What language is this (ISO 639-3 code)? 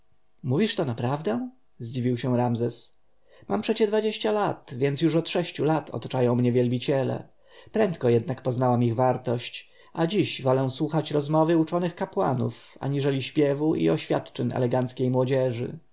pol